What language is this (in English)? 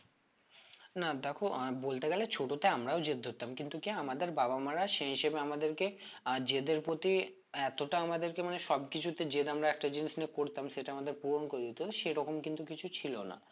Bangla